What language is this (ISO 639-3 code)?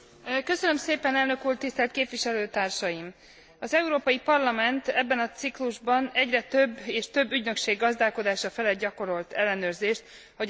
hun